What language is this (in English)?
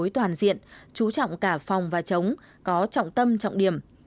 Vietnamese